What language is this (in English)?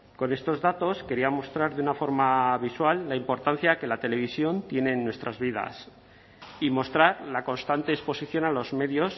Spanish